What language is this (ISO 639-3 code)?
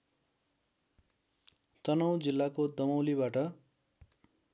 nep